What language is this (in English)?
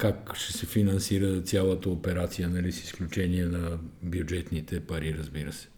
Bulgarian